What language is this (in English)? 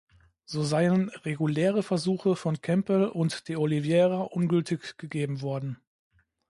German